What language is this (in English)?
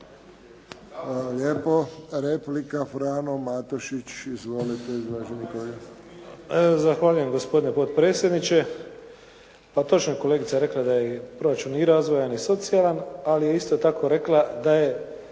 Croatian